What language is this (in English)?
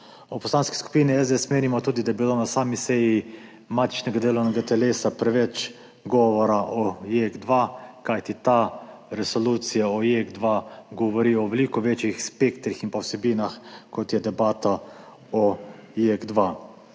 Slovenian